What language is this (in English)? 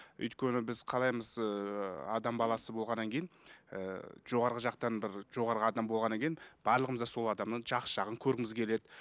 Kazakh